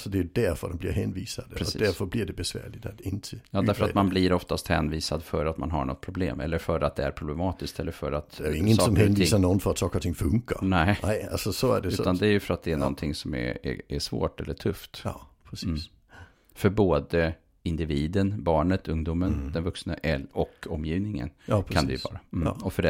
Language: Swedish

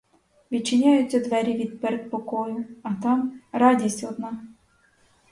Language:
Ukrainian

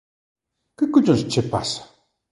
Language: Galician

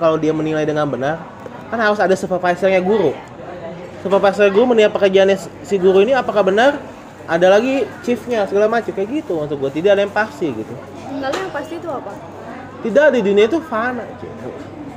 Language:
Indonesian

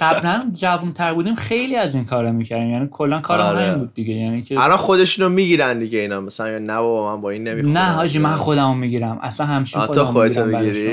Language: Persian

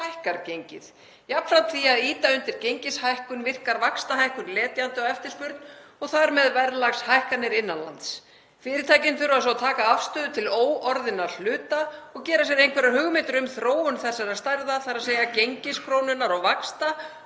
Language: Icelandic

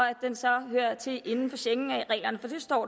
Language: Danish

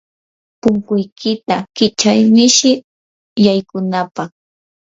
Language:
Yanahuanca Pasco Quechua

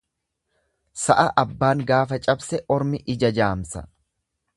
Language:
Oromo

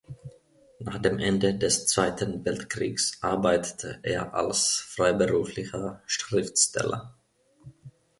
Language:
German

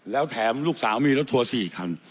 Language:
Thai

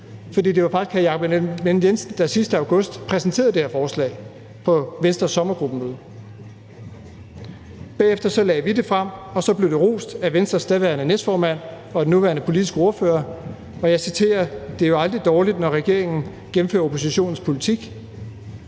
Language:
Danish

